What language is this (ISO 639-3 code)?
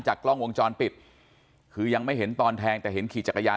tha